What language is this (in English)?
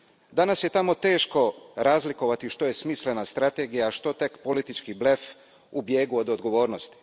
Croatian